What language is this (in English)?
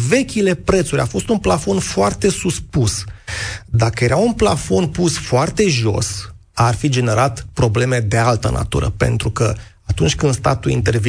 Romanian